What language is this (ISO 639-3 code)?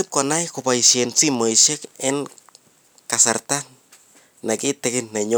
kln